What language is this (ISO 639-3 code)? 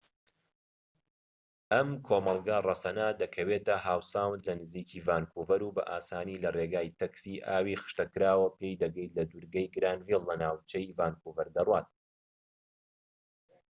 ckb